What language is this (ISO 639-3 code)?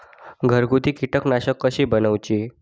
mar